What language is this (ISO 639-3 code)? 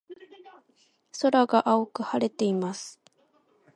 jpn